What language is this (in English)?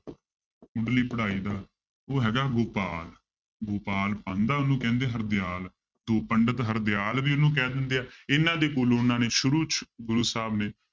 Punjabi